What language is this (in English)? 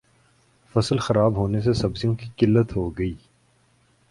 Urdu